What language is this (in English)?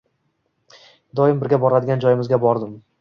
Uzbek